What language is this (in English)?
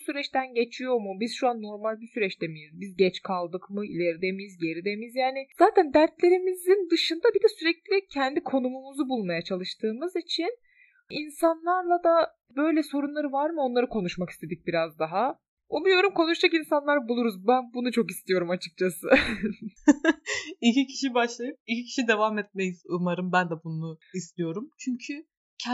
Turkish